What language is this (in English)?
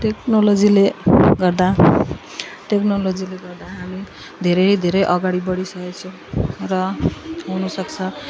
Nepali